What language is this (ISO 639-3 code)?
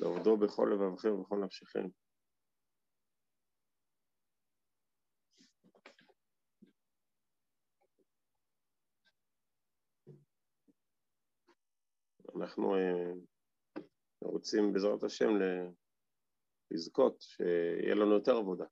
heb